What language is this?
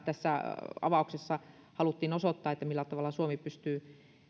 Finnish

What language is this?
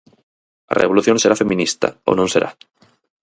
Galician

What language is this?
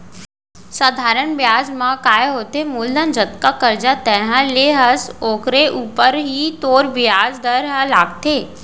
Chhattisgarhi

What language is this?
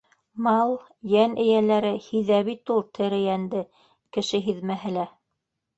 Bashkir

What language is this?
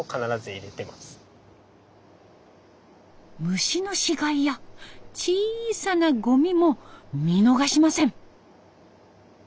Japanese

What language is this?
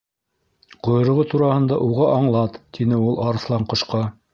Bashkir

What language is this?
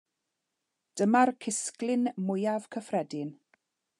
Welsh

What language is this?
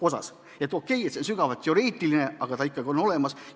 Estonian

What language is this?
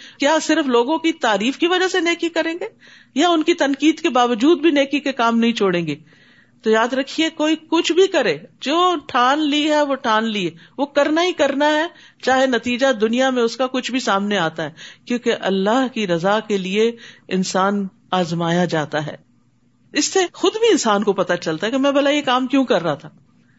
Urdu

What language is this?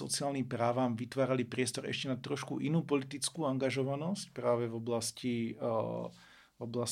Slovak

